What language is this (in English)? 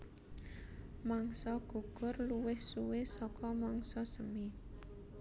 Javanese